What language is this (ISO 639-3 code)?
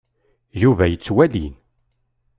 kab